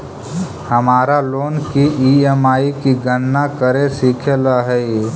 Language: Magahi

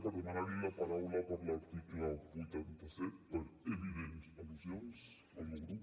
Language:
Catalan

